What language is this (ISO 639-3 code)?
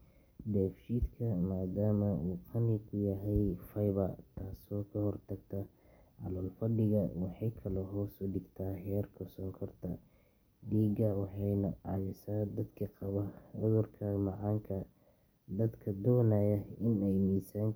som